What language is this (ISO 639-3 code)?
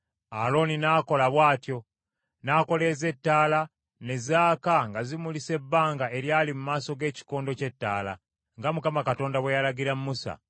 lug